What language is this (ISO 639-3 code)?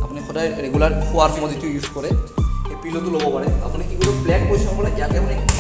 ron